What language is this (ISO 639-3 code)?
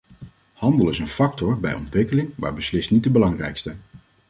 nld